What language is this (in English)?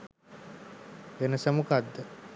Sinhala